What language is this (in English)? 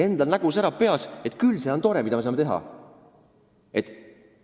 Estonian